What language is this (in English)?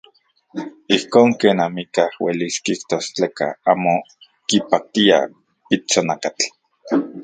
Central Puebla Nahuatl